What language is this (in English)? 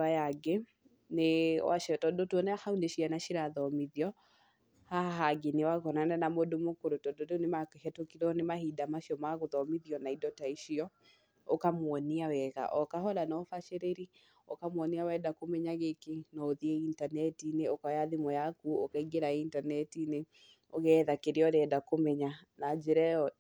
Kikuyu